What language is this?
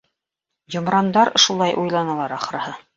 Bashkir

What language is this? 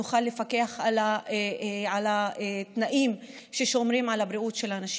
Hebrew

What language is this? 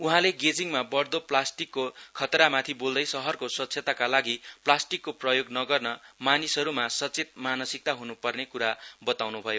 Nepali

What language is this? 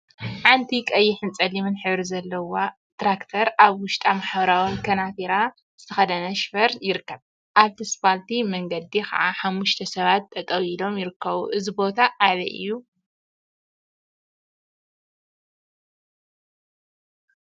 Tigrinya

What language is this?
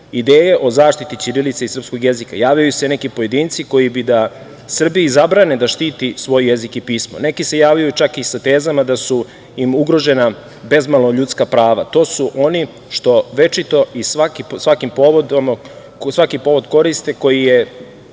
Serbian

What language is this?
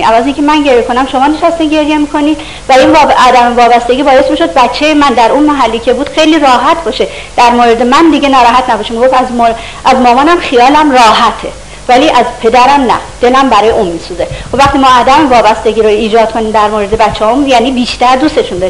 Persian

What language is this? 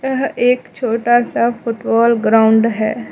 Hindi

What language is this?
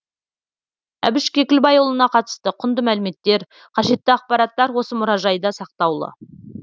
Kazakh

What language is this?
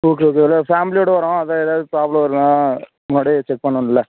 Tamil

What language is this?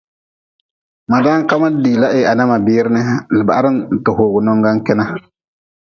Nawdm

